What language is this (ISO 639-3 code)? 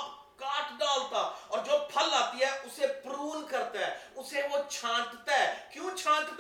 urd